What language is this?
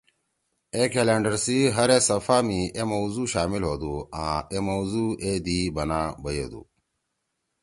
Torwali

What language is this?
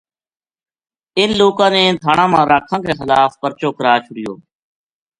Gujari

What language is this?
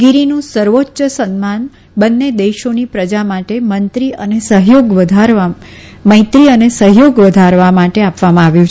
Gujarati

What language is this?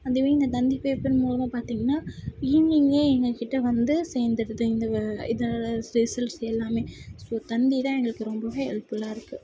Tamil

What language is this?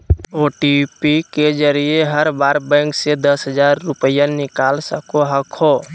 Magahi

